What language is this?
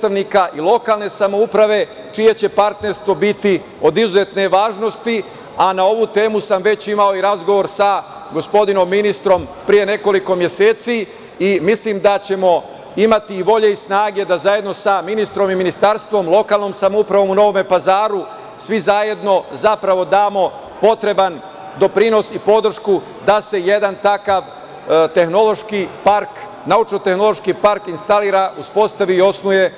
Serbian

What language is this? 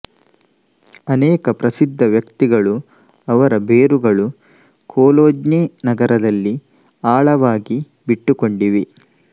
Kannada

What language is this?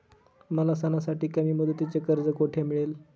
Marathi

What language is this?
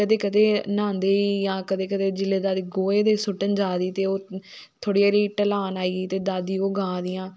Dogri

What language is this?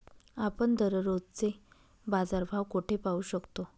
Marathi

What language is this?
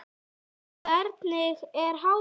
Icelandic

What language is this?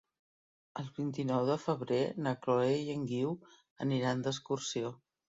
Catalan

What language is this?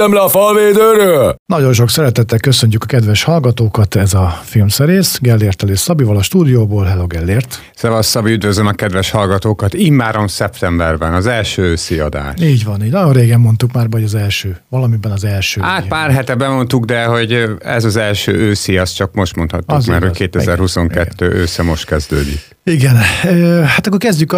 Hungarian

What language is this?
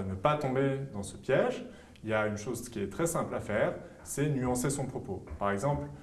French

